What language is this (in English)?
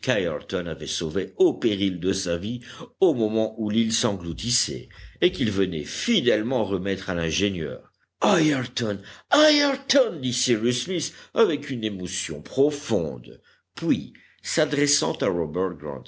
French